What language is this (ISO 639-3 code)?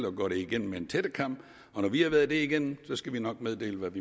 dan